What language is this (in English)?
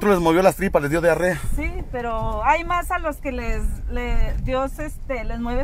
Spanish